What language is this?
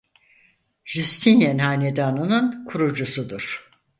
Turkish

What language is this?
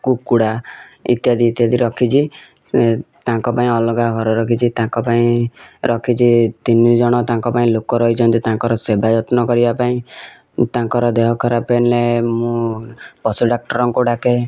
Odia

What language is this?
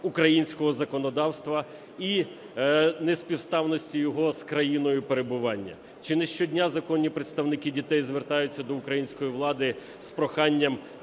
Ukrainian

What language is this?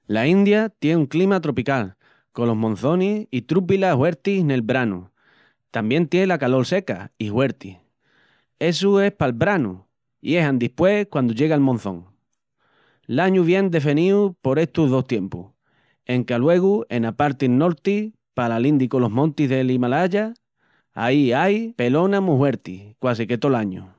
Extremaduran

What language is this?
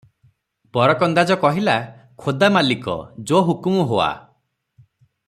Odia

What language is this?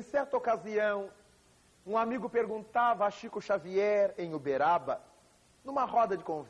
Portuguese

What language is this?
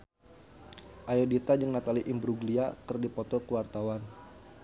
Sundanese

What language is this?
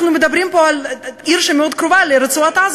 Hebrew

